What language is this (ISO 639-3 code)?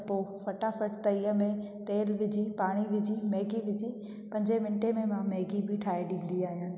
snd